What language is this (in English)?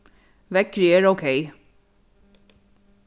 Faroese